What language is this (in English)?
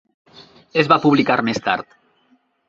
Catalan